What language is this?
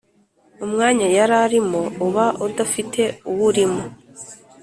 Kinyarwanda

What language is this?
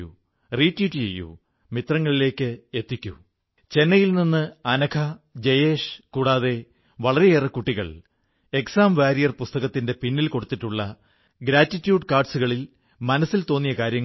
Malayalam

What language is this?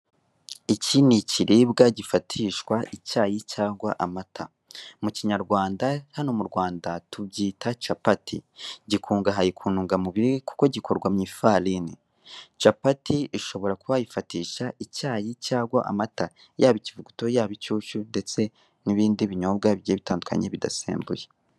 Kinyarwanda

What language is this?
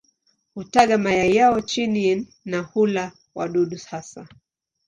Swahili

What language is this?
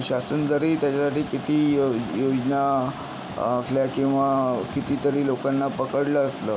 Marathi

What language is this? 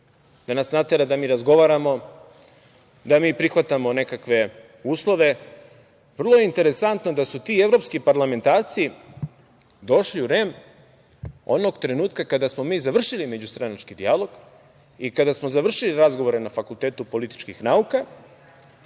Serbian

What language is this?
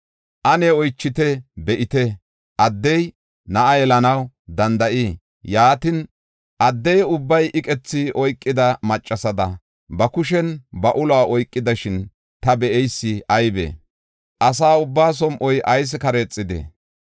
Gofa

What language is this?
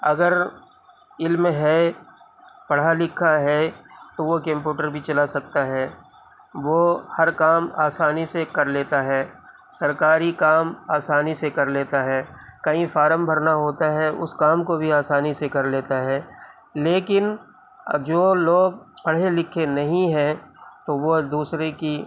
Urdu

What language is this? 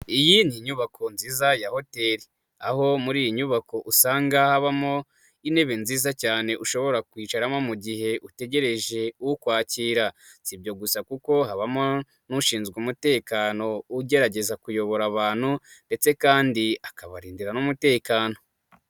Kinyarwanda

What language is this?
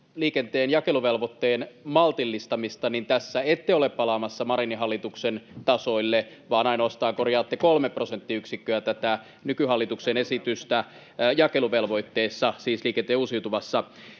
Finnish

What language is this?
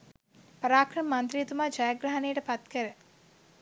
Sinhala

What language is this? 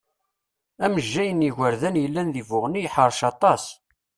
Kabyle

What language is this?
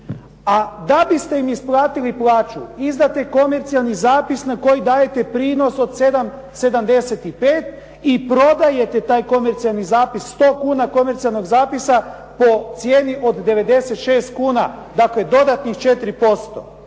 Croatian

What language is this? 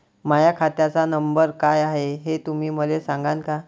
Marathi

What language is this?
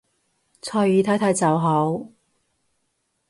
Cantonese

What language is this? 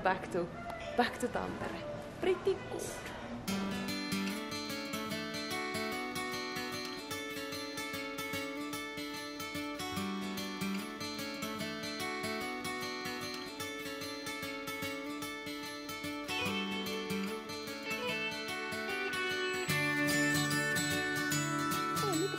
English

